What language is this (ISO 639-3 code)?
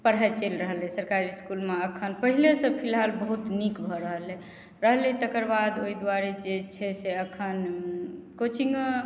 mai